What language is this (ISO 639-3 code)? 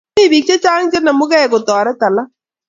kln